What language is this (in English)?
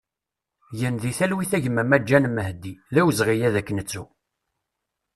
Kabyle